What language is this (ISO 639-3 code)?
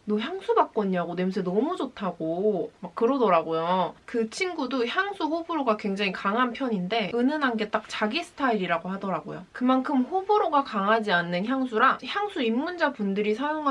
kor